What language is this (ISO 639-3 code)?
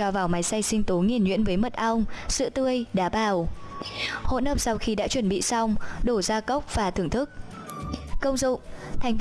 vie